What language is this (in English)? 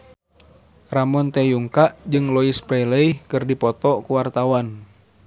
Sundanese